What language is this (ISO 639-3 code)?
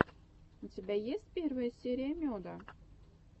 rus